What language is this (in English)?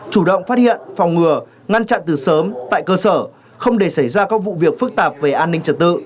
Vietnamese